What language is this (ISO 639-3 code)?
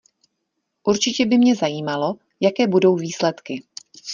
ces